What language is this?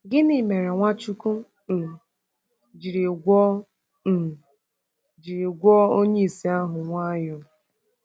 Igbo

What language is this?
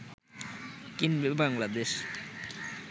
Bangla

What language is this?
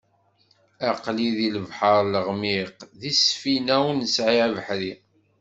Kabyle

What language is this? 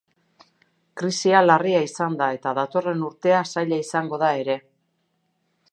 Basque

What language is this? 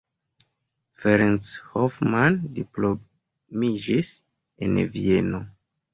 Esperanto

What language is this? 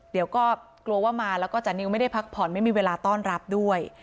Thai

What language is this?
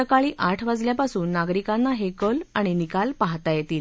Marathi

